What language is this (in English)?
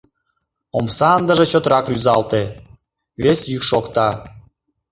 Mari